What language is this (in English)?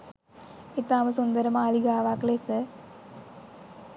Sinhala